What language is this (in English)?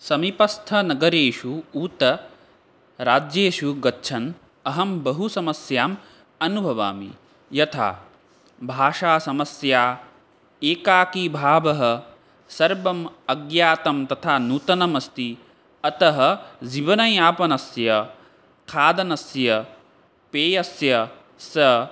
Sanskrit